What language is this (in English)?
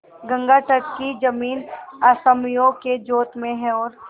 Hindi